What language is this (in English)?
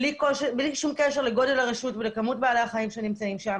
Hebrew